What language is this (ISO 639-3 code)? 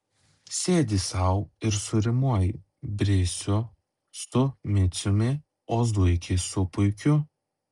lit